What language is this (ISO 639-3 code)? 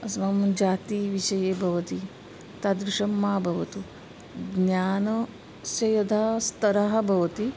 san